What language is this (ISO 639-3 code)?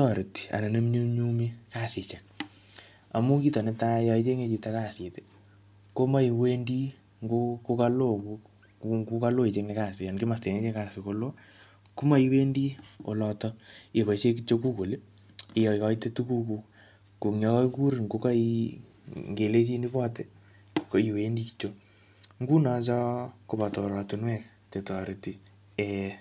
kln